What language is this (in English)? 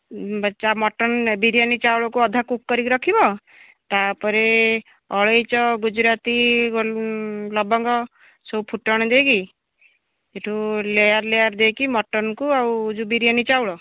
Odia